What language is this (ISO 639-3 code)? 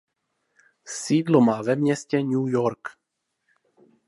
ces